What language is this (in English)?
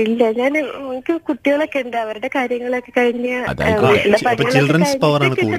Malayalam